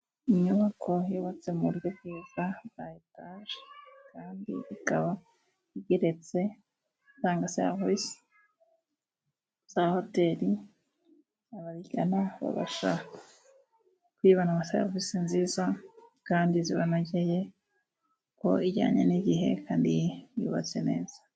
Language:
Kinyarwanda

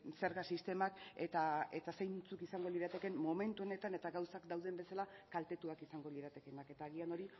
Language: Basque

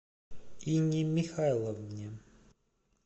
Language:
Russian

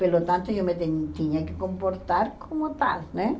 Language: Portuguese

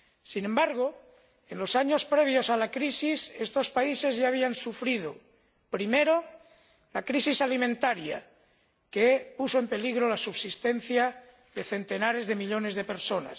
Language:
Spanish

